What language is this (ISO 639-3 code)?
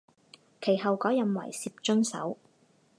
zho